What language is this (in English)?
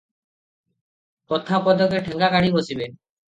Odia